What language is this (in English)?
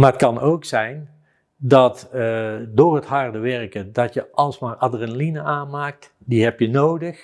Dutch